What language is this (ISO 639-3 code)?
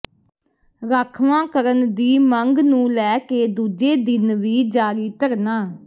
pan